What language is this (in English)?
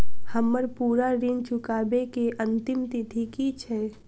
Maithili